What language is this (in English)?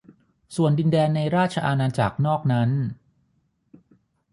Thai